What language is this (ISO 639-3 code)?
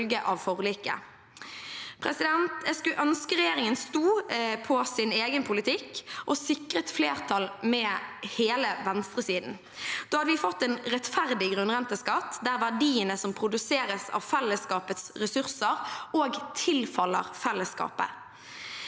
nor